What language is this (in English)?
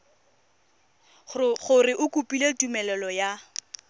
Tswana